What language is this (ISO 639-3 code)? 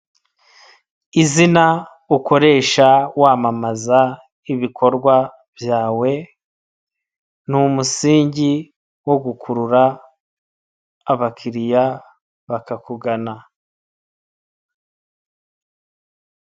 kin